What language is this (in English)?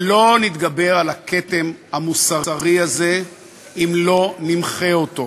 Hebrew